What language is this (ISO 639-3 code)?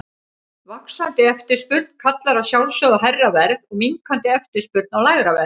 isl